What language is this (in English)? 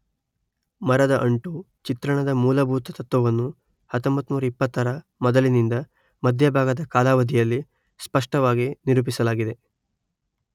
Kannada